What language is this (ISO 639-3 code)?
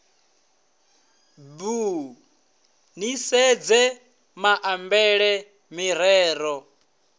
ven